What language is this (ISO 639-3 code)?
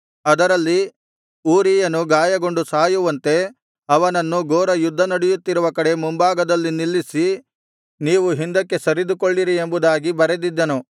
kan